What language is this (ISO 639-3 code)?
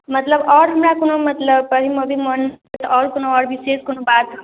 mai